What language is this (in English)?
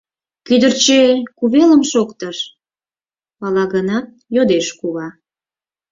Mari